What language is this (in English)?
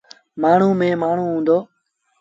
Sindhi Bhil